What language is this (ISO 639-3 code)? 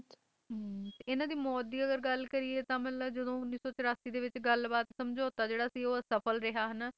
pan